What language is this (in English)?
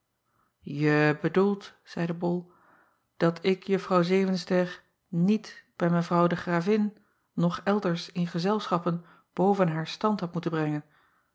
Dutch